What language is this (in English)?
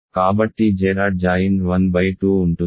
Telugu